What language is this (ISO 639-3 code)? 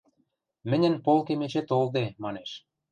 mrj